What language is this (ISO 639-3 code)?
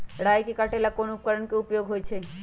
mag